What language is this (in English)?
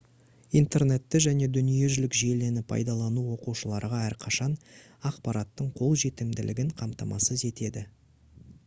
Kazakh